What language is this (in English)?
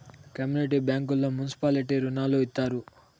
Telugu